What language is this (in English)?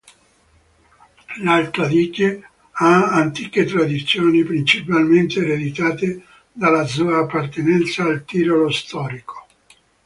Italian